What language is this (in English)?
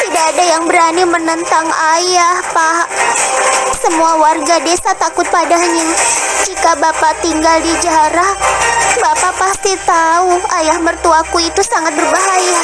Indonesian